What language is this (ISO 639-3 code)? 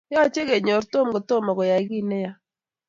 kln